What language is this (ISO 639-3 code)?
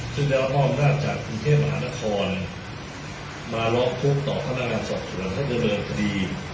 tha